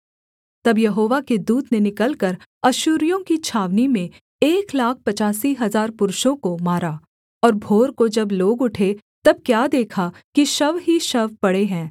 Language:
Hindi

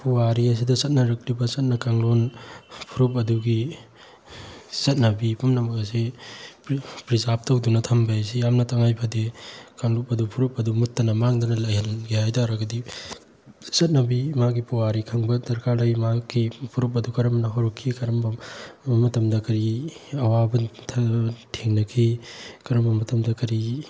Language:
Manipuri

